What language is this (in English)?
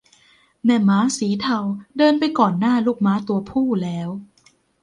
Thai